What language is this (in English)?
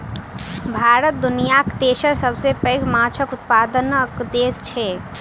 Maithili